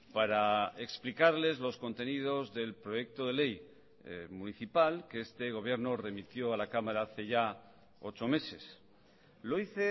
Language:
Spanish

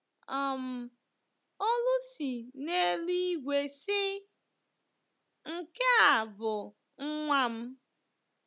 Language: Igbo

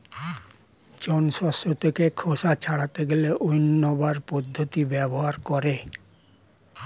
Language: Bangla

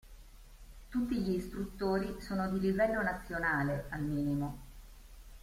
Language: Italian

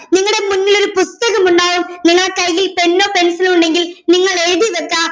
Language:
Malayalam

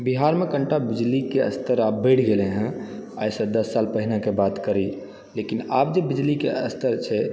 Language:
Maithili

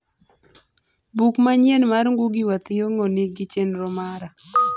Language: Luo (Kenya and Tanzania)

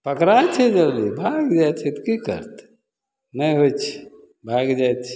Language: Maithili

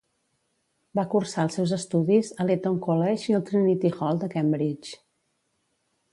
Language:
Catalan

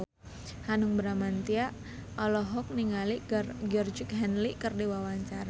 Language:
Sundanese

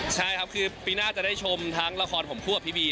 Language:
Thai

